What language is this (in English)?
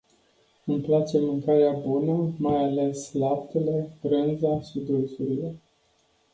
Romanian